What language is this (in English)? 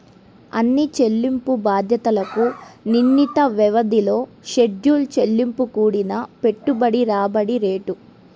Telugu